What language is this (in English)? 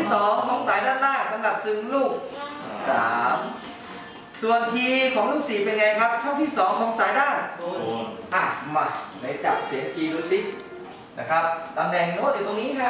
Thai